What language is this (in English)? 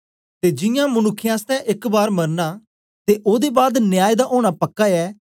Dogri